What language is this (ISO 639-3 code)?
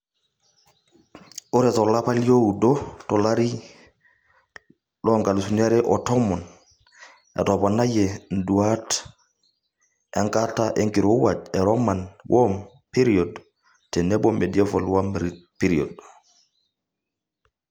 mas